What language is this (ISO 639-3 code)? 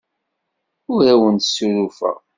kab